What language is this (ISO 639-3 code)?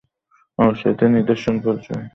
ben